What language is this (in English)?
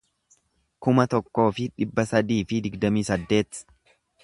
Oromo